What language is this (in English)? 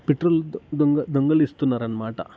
Telugu